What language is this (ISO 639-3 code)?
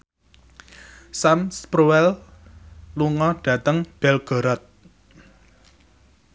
jav